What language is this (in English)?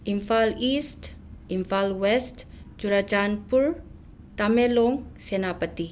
Manipuri